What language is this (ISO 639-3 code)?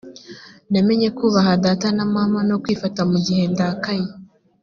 kin